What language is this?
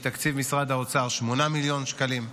Hebrew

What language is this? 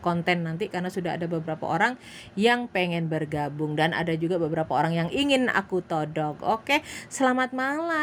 Indonesian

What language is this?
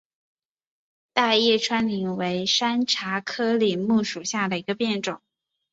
Chinese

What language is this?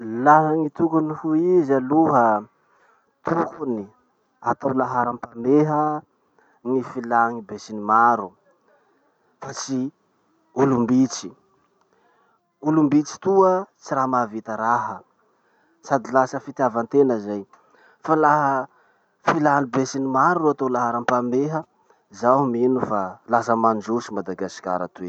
Masikoro Malagasy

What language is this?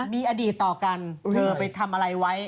Thai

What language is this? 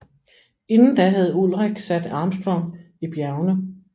Danish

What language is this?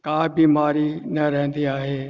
Sindhi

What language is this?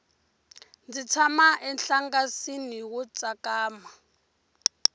Tsonga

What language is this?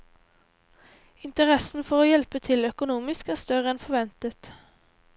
Norwegian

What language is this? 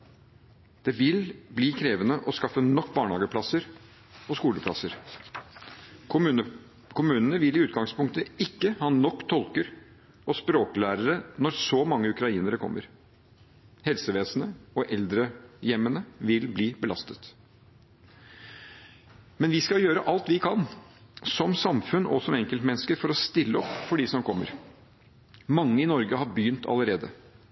Norwegian Bokmål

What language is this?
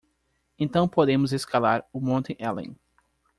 Portuguese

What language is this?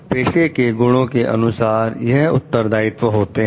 Hindi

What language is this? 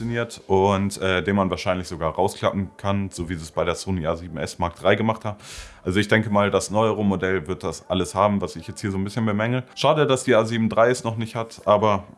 German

